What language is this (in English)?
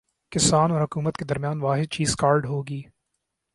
Urdu